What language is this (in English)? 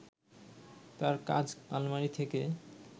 Bangla